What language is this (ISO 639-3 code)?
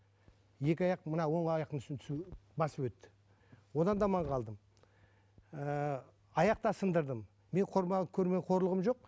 kaz